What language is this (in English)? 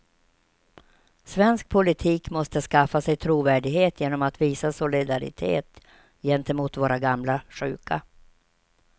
Swedish